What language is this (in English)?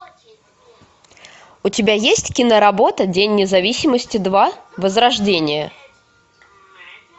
Russian